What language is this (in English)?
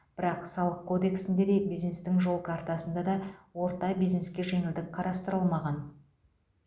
Kazakh